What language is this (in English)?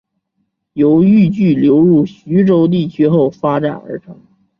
Chinese